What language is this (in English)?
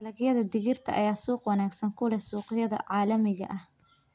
Somali